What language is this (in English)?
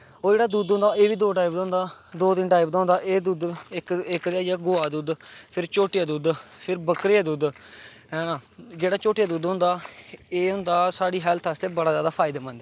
Dogri